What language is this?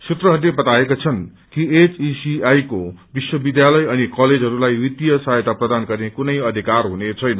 Nepali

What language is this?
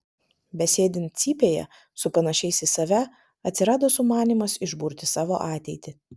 Lithuanian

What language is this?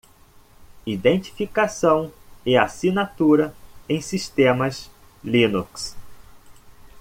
Portuguese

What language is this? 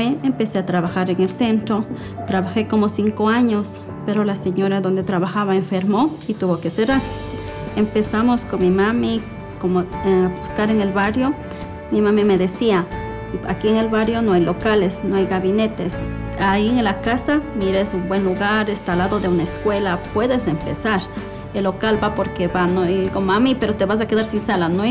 Spanish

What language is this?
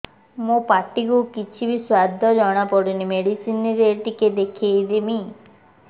Odia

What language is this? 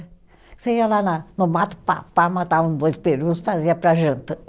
Portuguese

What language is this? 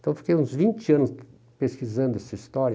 Portuguese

